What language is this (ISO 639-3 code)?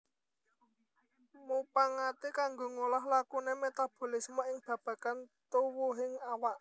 jav